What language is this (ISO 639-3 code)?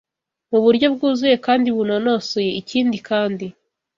kin